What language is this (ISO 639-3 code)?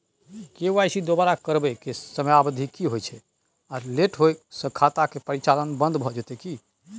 mai